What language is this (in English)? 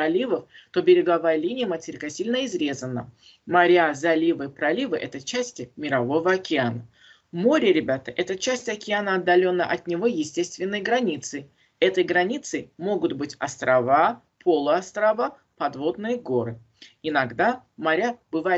Russian